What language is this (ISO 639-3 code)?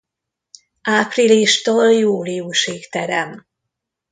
hun